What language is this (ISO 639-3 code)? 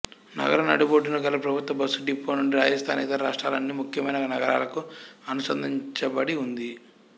tel